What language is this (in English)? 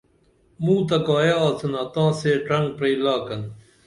Dameli